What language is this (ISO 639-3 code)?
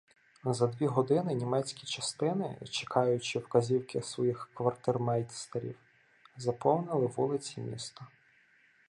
ukr